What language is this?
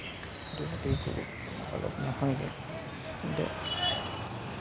Assamese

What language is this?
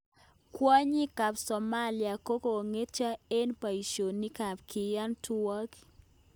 Kalenjin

